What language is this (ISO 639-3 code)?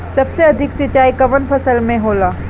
bho